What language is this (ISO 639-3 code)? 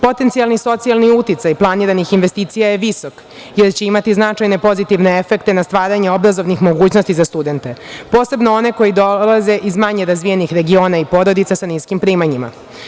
srp